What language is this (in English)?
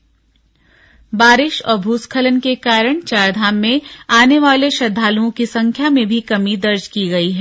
Hindi